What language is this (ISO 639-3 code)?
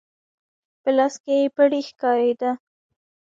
pus